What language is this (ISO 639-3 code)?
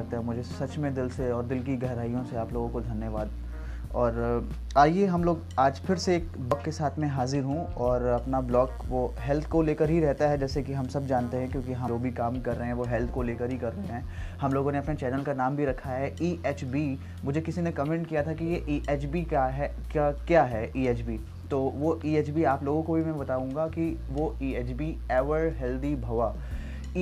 hin